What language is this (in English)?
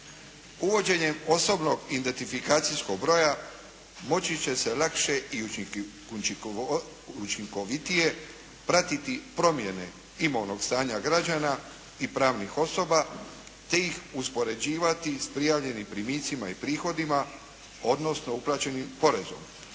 Croatian